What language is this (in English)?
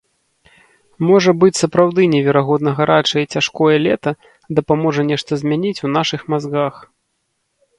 Belarusian